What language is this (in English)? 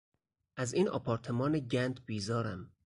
Persian